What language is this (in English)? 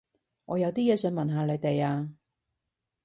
Cantonese